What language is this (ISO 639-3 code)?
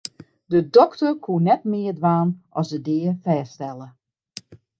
fry